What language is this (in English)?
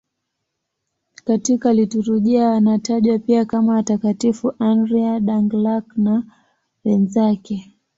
Swahili